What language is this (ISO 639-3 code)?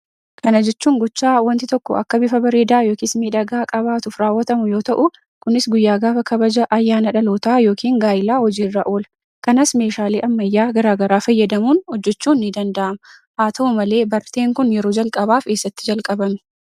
orm